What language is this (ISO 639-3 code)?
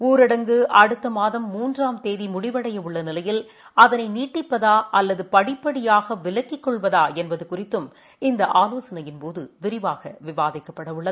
tam